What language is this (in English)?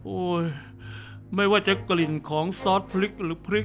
Thai